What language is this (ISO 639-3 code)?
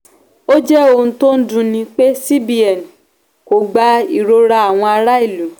yor